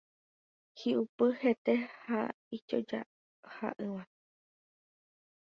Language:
Guarani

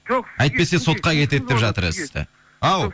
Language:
Kazakh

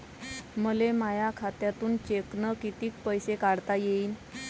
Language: Marathi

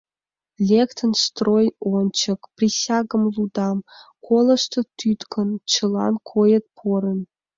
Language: Mari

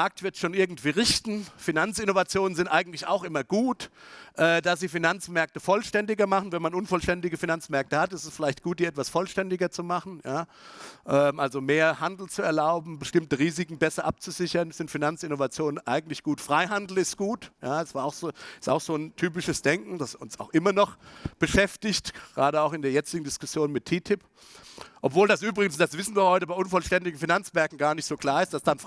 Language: German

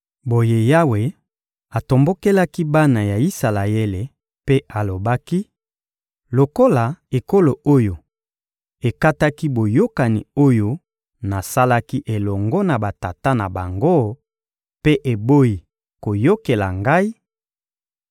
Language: Lingala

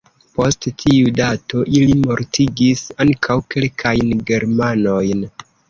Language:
Esperanto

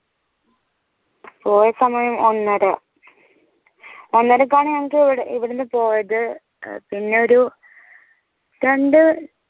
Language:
Malayalam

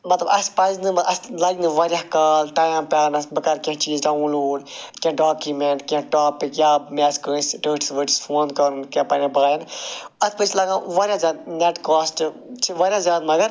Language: Kashmiri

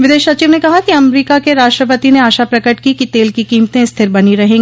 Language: Hindi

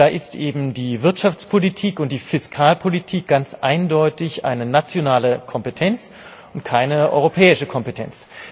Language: German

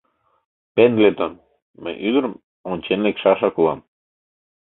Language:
Mari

